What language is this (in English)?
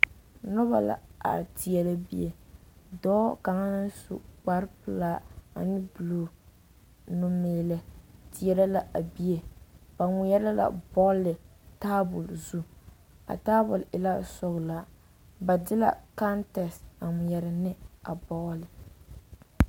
Southern Dagaare